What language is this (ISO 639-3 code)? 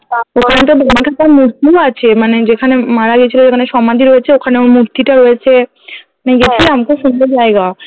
ben